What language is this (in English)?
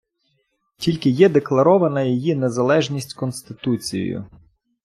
Ukrainian